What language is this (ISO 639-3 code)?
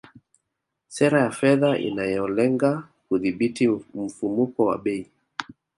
swa